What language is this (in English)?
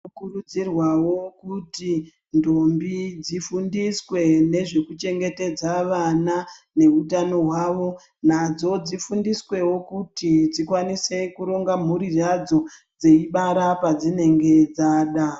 Ndau